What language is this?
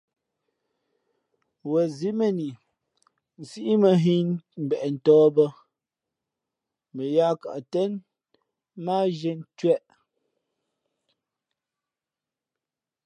Fe'fe'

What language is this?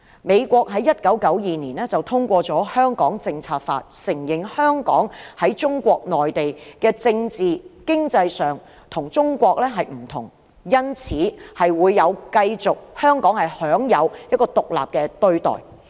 Cantonese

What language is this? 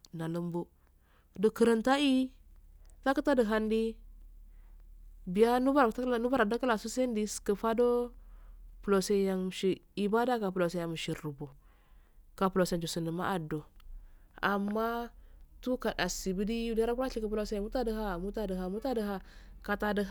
Afade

